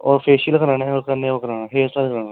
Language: Dogri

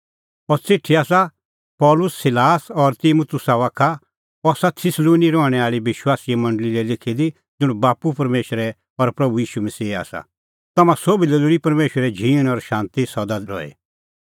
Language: Kullu Pahari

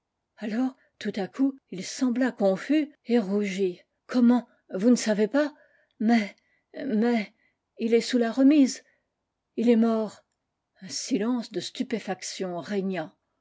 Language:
French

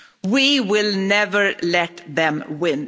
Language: English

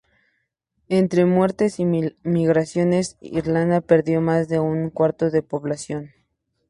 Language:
Spanish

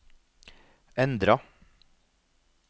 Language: Norwegian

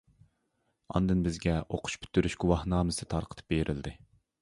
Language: Uyghur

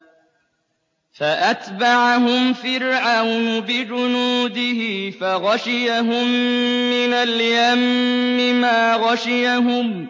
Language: Arabic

